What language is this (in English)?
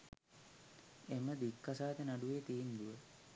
Sinhala